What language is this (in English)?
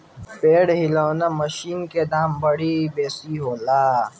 Bhojpuri